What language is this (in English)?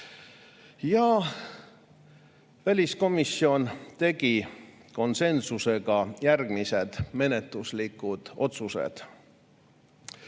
Estonian